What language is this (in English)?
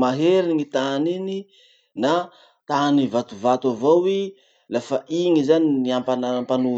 Masikoro Malagasy